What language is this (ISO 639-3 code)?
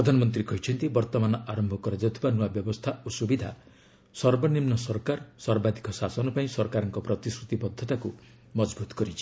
ori